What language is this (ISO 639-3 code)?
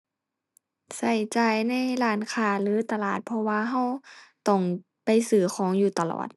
tha